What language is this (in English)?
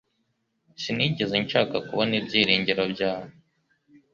Kinyarwanda